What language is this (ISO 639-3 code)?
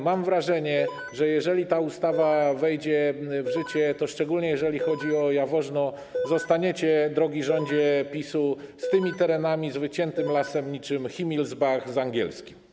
pol